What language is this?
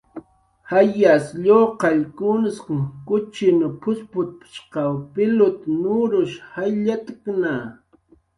Jaqaru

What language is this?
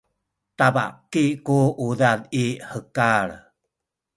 Sakizaya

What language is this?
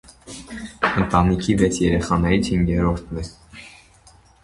Armenian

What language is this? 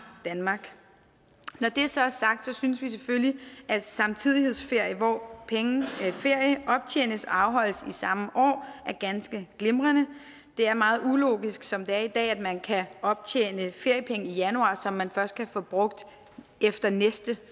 Danish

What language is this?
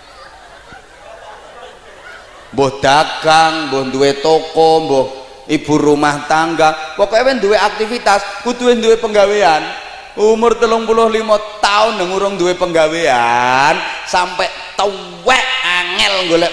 Indonesian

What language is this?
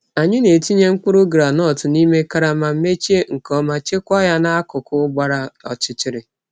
Igbo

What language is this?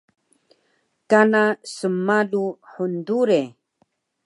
Taroko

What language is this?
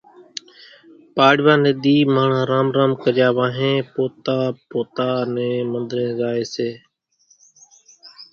Kachi Koli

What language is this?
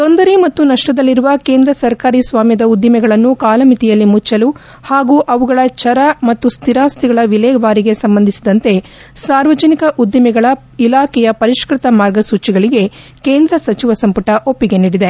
Kannada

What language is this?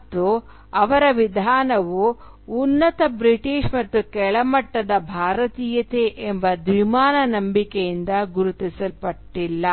Kannada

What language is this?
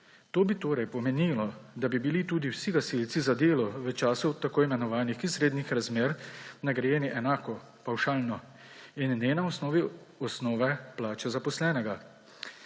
Slovenian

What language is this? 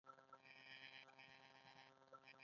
Pashto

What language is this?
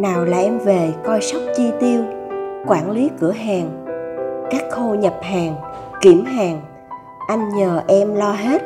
Vietnamese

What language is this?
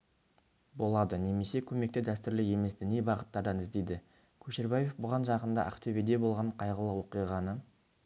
Kazakh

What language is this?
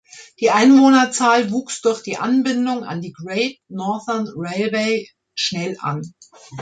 German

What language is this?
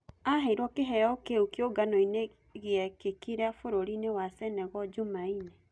Kikuyu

